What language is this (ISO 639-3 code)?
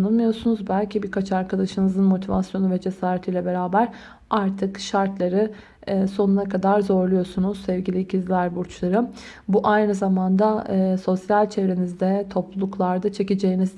tur